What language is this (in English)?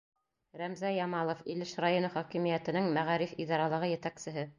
Bashkir